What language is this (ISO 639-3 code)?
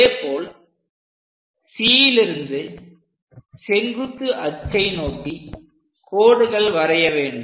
tam